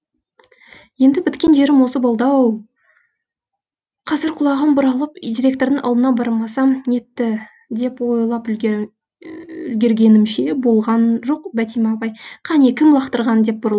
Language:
Kazakh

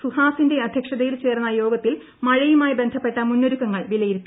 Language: Malayalam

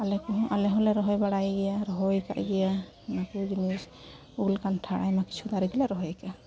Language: Santali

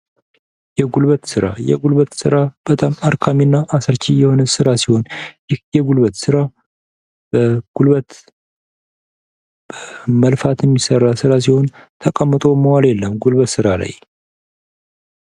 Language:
Amharic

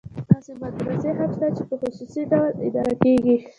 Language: Pashto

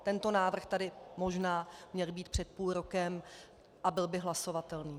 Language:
Czech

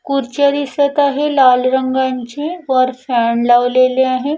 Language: Marathi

